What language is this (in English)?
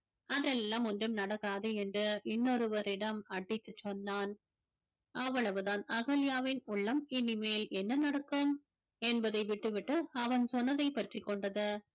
Tamil